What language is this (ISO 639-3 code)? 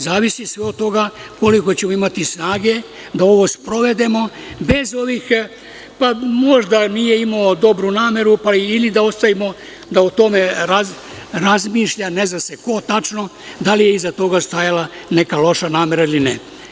srp